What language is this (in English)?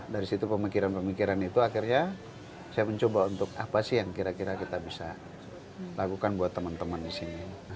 Indonesian